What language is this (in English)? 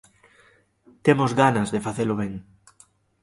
Galician